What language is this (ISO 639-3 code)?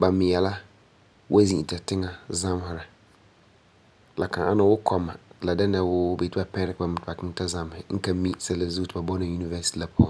gur